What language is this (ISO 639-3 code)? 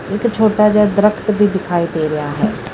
pan